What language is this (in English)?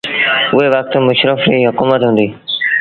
Sindhi Bhil